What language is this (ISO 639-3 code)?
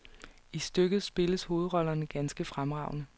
dan